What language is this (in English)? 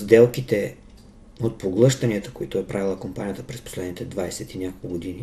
Bulgarian